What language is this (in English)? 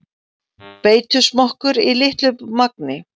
Icelandic